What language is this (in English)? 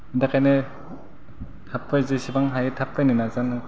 Bodo